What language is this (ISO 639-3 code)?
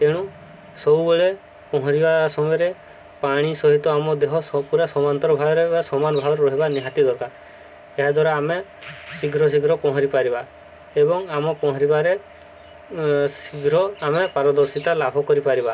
ori